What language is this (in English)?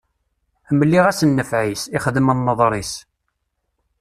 Kabyle